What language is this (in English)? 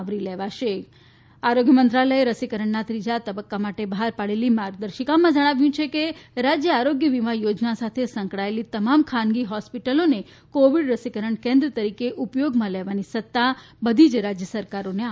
Gujarati